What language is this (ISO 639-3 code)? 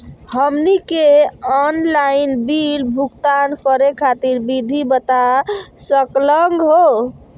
mag